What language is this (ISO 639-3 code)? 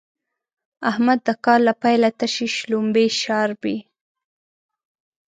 pus